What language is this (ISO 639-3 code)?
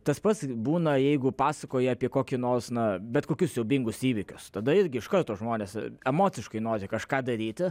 lit